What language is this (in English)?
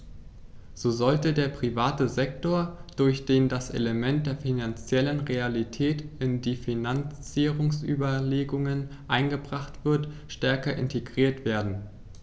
German